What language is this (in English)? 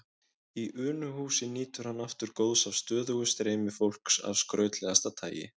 Icelandic